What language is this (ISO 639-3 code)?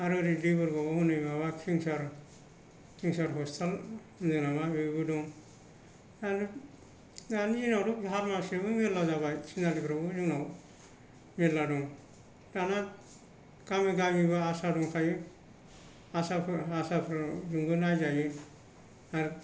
brx